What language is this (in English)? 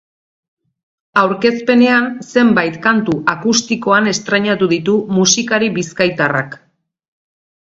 Basque